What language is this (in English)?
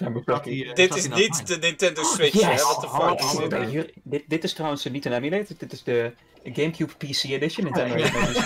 Dutch